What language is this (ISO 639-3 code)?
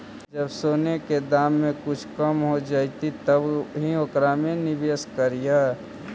mag